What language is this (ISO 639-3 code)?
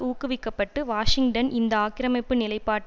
tam